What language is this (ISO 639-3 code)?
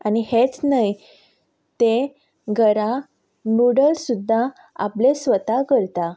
kok